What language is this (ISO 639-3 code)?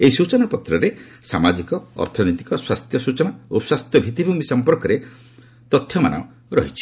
ori